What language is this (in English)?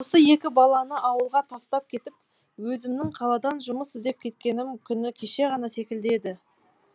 Kazakh